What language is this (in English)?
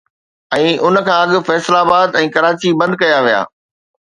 Sindhi